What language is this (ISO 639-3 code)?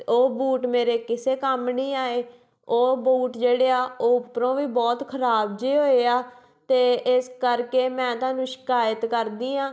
pan